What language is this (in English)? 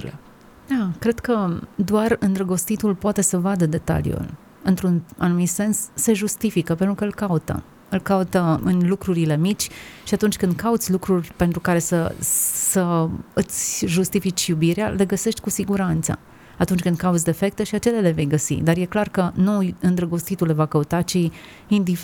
Romanian